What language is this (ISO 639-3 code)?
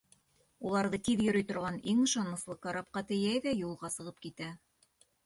bak